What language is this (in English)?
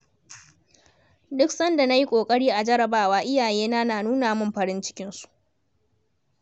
Hausa